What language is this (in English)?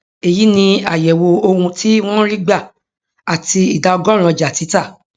Yoruba